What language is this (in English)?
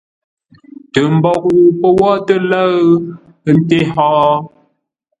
Ngombale